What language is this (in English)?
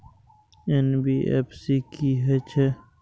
Maithili